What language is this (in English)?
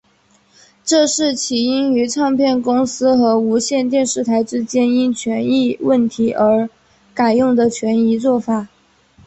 Chinese